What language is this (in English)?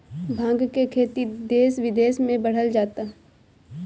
Bhojpuri